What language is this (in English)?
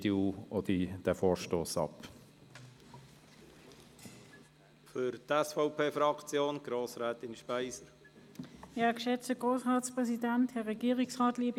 Swiss German